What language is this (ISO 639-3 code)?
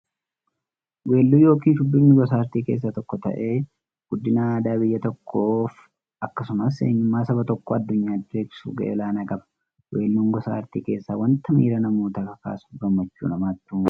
orm